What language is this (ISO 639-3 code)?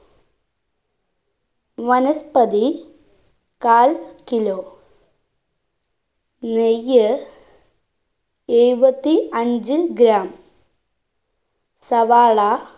mal